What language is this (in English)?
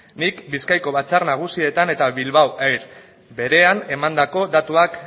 Basque